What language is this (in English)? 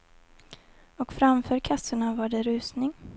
Swedish